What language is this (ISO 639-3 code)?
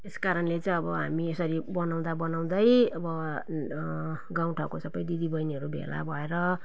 nep